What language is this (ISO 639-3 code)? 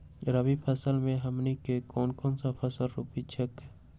mag